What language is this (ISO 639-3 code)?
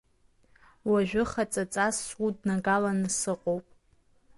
abk